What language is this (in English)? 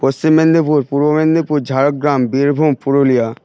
Bangla